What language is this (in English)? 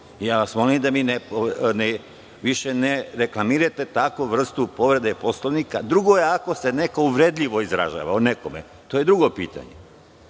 Serbian